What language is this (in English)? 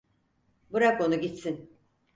Turkish